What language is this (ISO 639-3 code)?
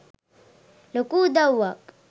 sin